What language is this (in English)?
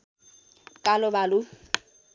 Nepali